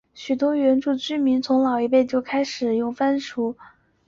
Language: Chinese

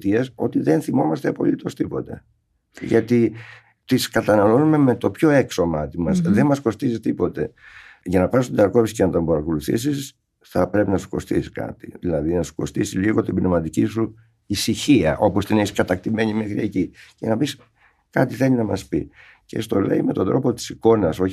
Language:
Greek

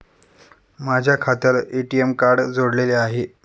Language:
Marathi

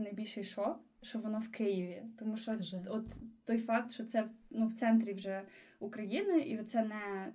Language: Ukrainian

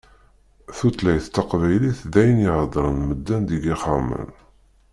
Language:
Kabyle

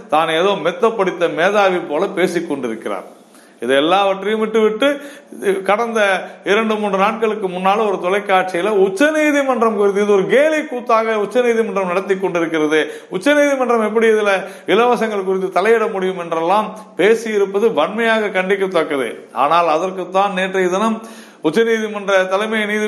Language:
Tamil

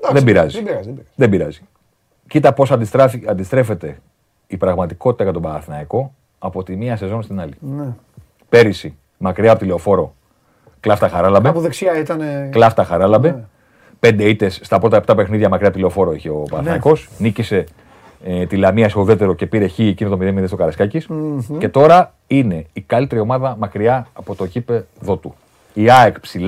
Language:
Greek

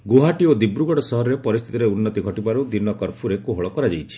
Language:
Odia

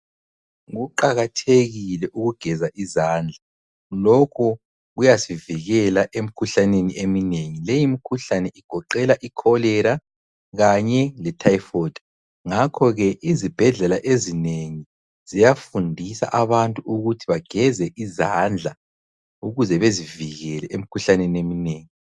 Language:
North Ndebele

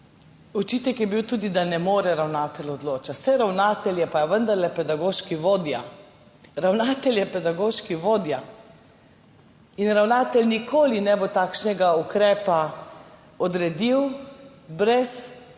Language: Slovenian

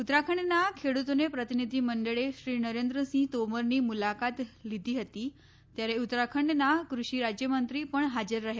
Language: Gujarati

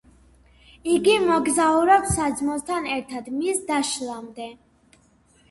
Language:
Georgian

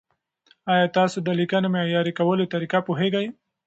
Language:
Pashto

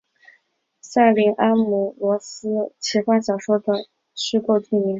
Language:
Chinese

